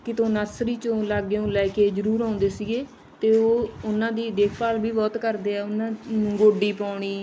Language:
Punjabi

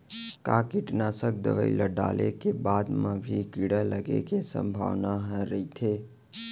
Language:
Chhattisgarhi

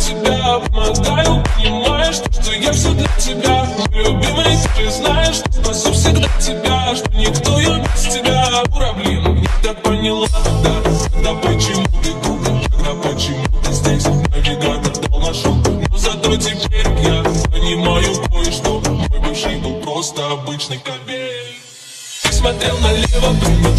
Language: Romanian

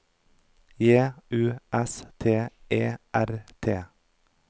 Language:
Norwegian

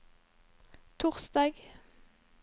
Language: Norwegian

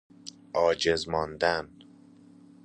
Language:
Persian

